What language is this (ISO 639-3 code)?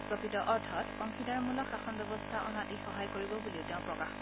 asm